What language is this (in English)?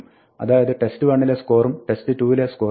Malayalam